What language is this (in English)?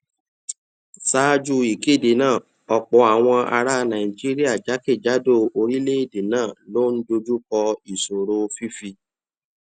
Yoruba